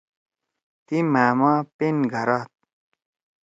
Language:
Torwali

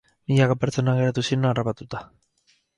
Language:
Basque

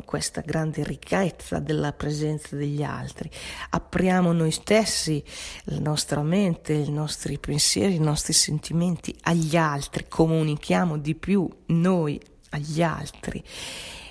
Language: Italian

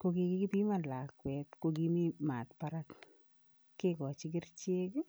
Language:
Kalenjin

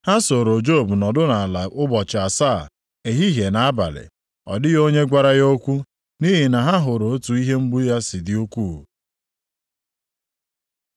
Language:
Igbo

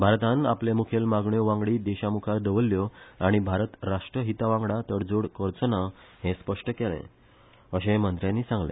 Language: Konkani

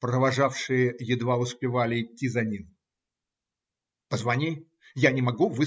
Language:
Russian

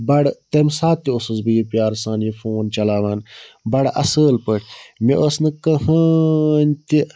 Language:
Kashmiri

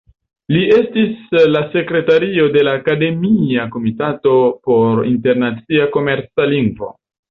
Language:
Esperanto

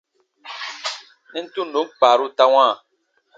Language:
Baatonum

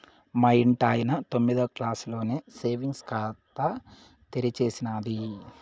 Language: Telugu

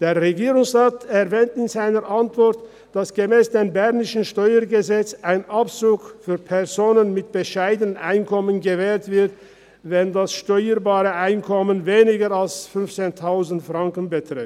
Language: Swiss German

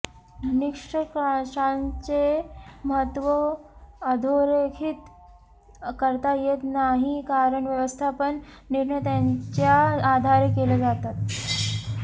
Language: Marathi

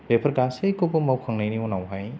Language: Bodo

